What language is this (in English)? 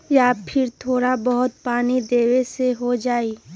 Magahi